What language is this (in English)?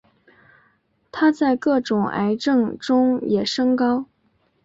Chinese